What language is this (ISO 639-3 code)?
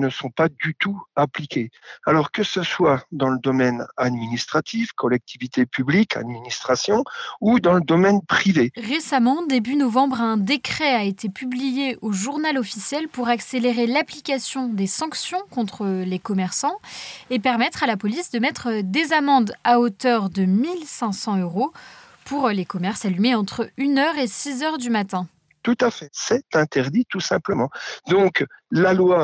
fra